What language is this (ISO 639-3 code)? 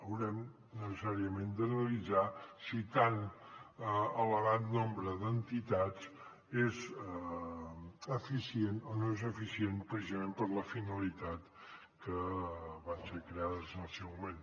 cat